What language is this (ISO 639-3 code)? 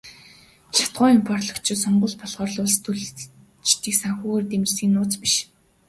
mon